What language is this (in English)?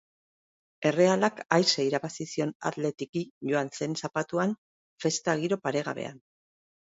Basque